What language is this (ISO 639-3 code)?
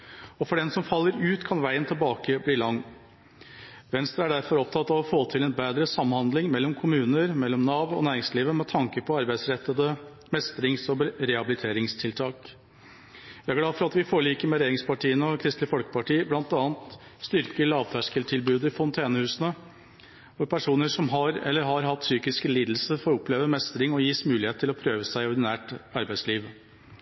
nob